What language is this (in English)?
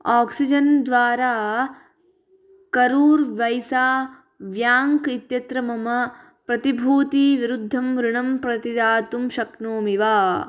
Sanskrit